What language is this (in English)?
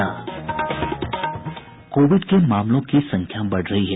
Hindi